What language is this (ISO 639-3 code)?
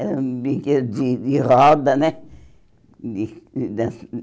por